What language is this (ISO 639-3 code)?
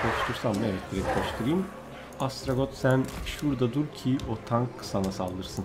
tur